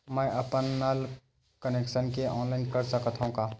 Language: Chhattisgarhi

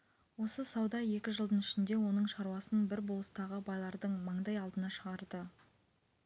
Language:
Kazakh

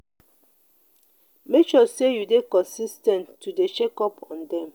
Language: Nigerian Pidgin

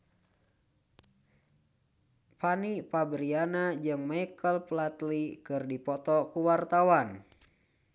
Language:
Sundanese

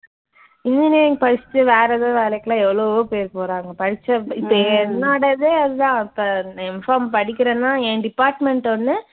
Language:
Tamil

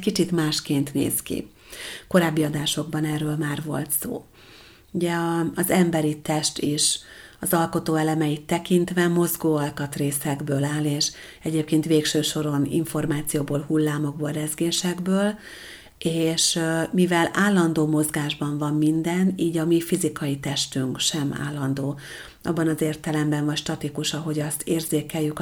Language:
Hungarian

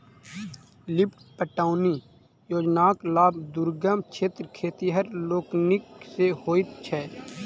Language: Maithili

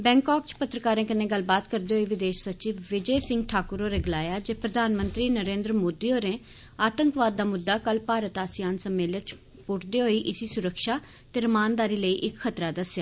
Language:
Dogri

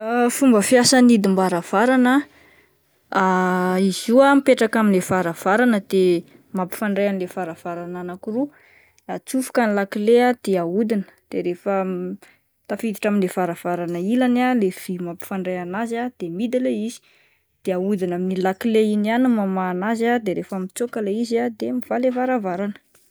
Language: Malagasy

